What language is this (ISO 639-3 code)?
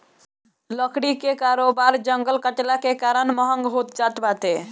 bho